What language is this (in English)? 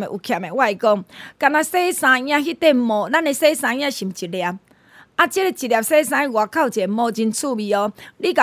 Chinese